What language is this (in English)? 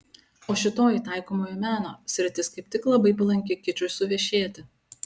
Lithuanian